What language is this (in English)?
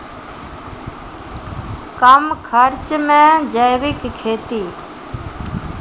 Maithili